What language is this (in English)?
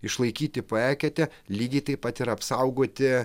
Lithuanian